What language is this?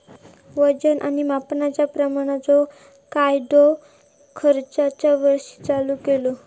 Marathi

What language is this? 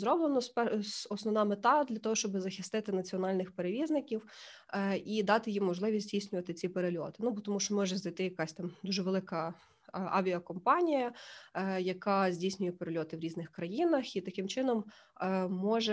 Ukrainian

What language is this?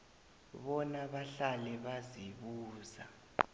South Ndebele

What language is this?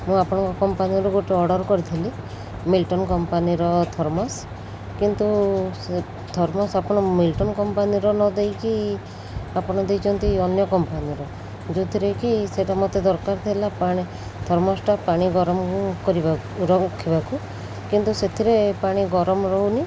Odia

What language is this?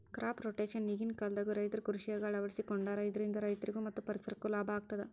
Kannada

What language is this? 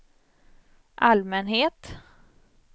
Swedish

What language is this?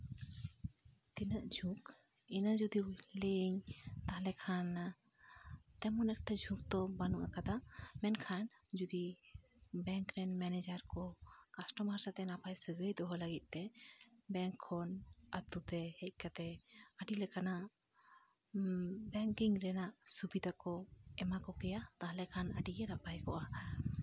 Santali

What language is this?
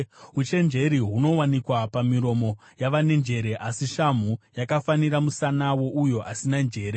Shona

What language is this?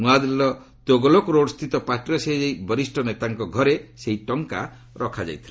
Odia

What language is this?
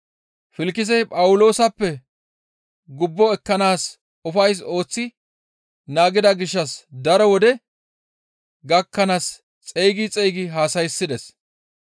Gamo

